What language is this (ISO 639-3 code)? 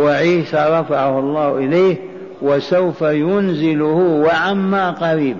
ara